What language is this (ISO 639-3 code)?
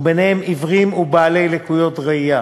heb